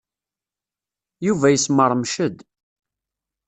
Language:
Kabyle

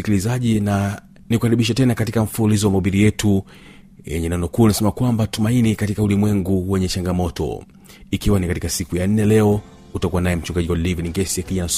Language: Swahili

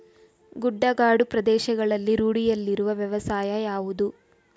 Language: Kannada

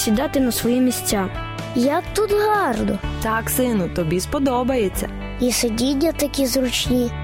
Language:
Ukrainian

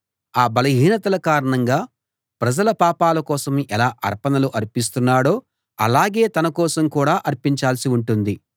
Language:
Telugu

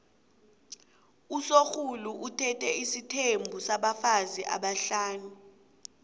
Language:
South Ndebele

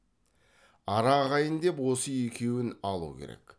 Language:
Kazakh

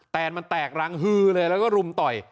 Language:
Thai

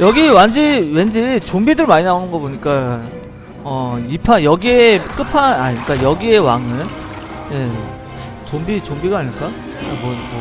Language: Korean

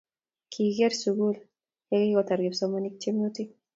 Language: Kalenjin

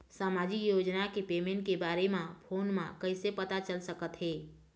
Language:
Chhattisgarhi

